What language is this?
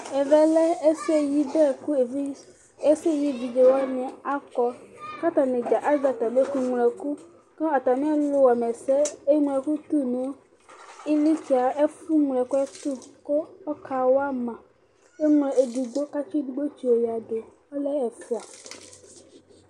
Ikposo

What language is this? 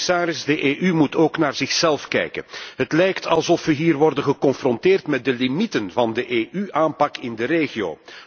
Dutch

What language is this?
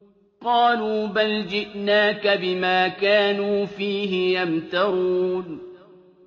Arabic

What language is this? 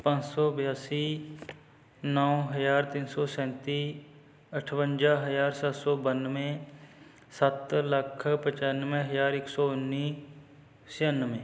Punjabi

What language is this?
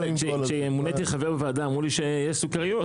Hebrew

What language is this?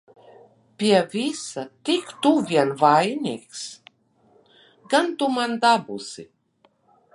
Latvian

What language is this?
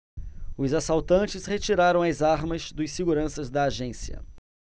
Portuguese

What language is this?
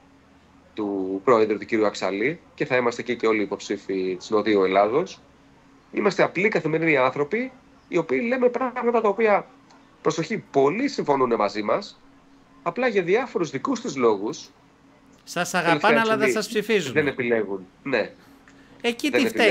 Greek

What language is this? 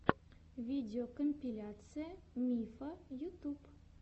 Russian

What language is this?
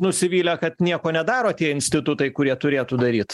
Lithuanian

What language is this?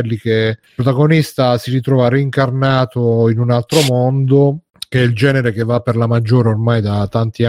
Italian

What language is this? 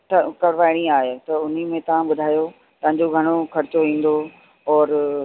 Sindhi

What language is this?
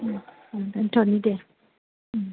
Bodo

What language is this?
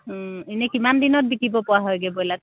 Assamese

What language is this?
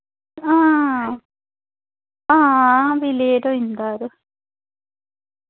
Dogri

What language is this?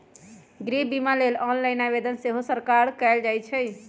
Magahi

